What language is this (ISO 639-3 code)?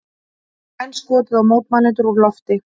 isl